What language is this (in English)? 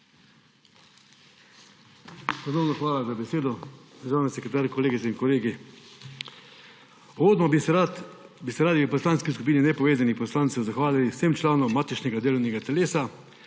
Slovenian